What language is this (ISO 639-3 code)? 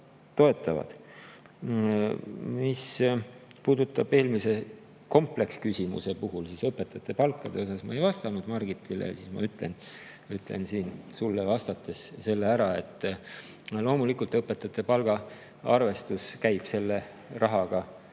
est